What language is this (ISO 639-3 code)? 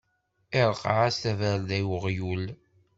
kab